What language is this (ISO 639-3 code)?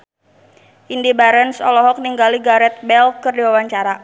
sun